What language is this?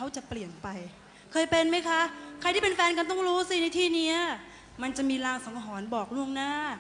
Thai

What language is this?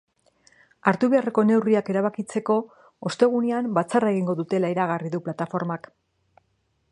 Basque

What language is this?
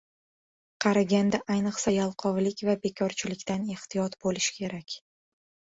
Uzbek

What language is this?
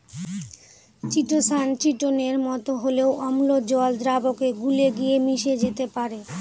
Bangla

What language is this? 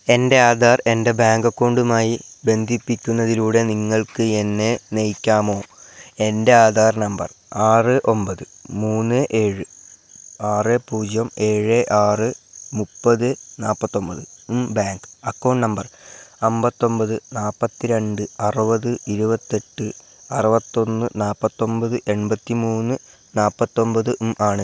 Malayalam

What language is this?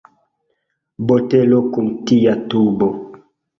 Esperanto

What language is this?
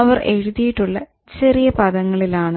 Malayalam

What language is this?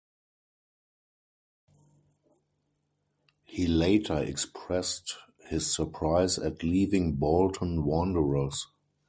English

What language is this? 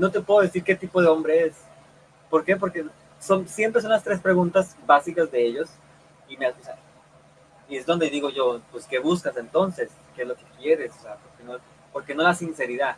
Spanish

